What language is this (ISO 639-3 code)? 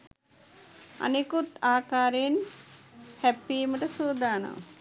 sin